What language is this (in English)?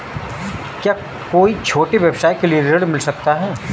Hindi